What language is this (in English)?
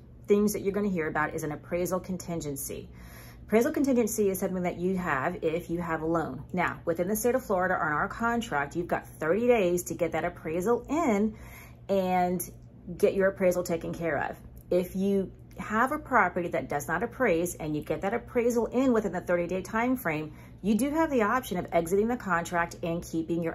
English